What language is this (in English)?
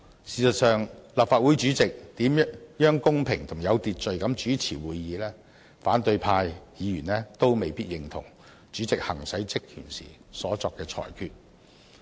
Cantonese